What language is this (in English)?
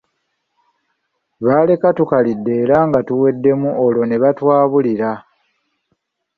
Ganda